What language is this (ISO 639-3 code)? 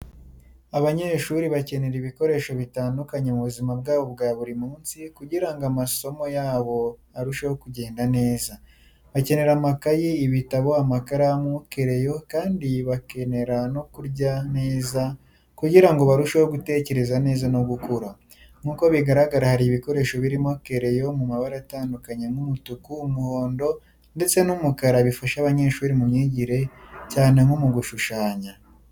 kin